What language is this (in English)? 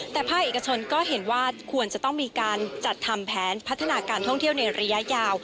Thai